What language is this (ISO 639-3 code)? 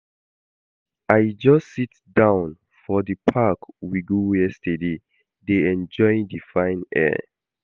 pcm